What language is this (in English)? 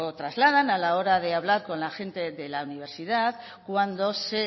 Spanish